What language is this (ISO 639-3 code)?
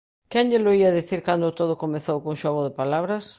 glg